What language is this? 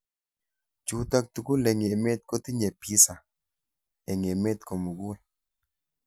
Kalenjin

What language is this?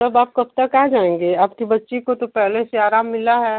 Hindi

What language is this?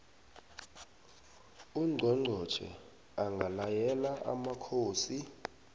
South Ndebele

